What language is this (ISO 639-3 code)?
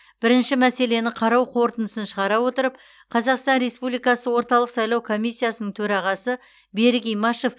kaz